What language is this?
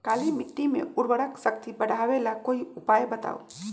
Magahi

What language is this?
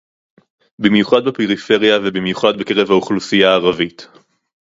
Hebrew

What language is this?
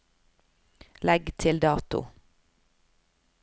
Norwegian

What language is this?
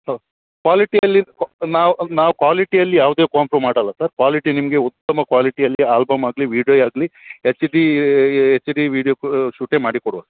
Kannada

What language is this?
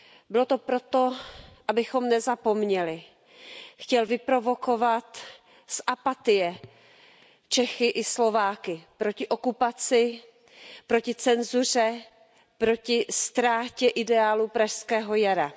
Czech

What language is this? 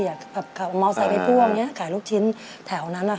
Thai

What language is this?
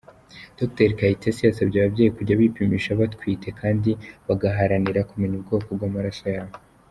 Kinyarwanda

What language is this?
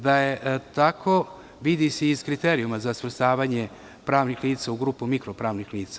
Serbian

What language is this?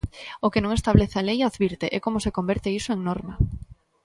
Galician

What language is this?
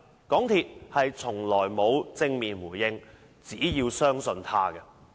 Cantonese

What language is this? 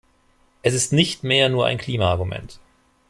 German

